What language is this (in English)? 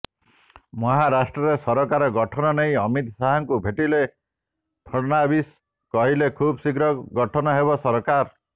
Odia